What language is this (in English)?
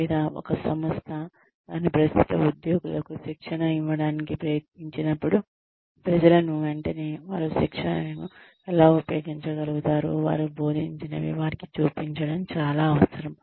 Telugu